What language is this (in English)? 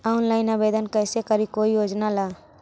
Magahi